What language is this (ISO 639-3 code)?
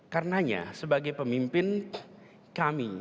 ind